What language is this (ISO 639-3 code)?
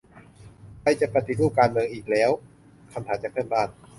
tha